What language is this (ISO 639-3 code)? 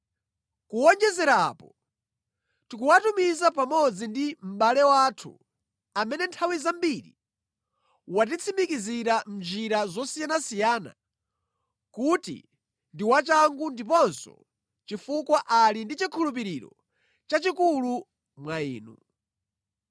nya